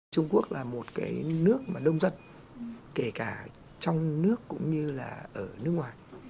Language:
Vietnamese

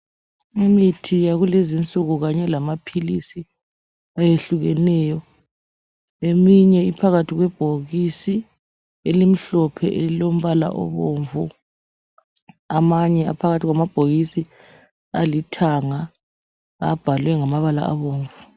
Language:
North Ndebele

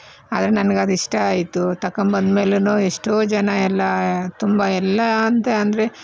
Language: Kannada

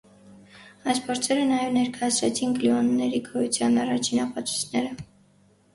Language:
Armenian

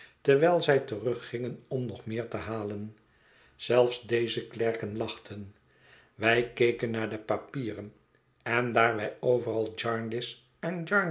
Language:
Dutch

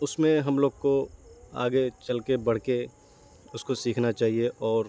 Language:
Urdu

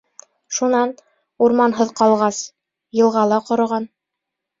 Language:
Bashkir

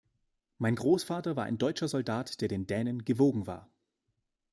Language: German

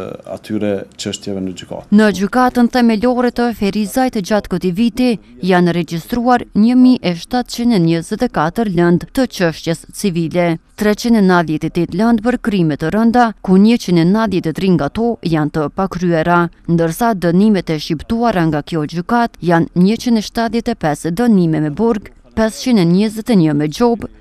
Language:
Romanian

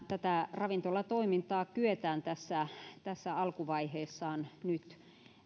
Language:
Finnish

